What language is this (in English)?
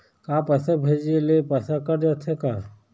Chhattisgarhi